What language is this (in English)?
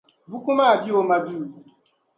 Dagbani